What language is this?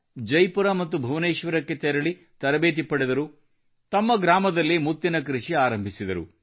Kannada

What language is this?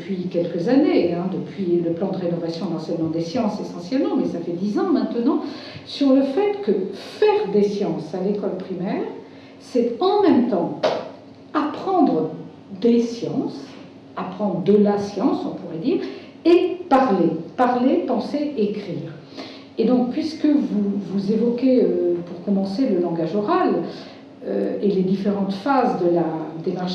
French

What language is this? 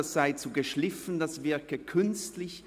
Swiss German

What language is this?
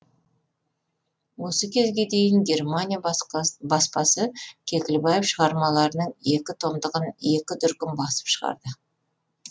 Kazakh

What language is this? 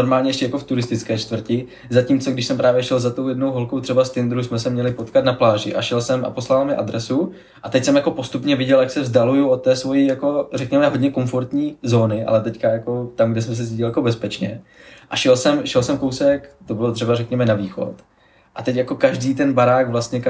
Czech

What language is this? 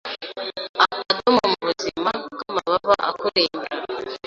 Kinyarwanda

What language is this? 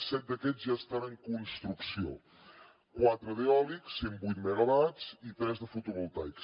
Catalan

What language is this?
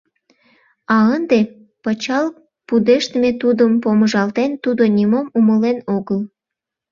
Mari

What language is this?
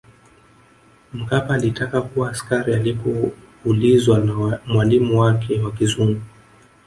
Swahili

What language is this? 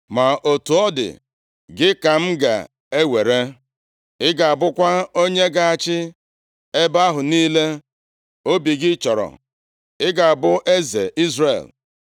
Igbo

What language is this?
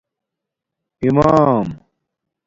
Domaaki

